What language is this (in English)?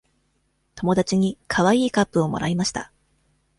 Japanese